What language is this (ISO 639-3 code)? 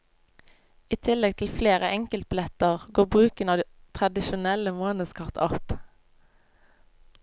nor